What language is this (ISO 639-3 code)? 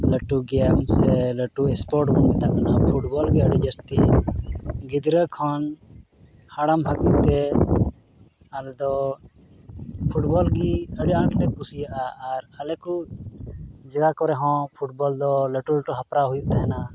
sat